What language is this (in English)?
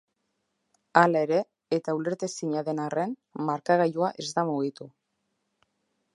Basque